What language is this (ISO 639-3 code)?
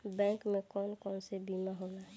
bho